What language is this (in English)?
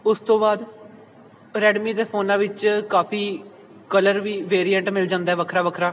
Punjabi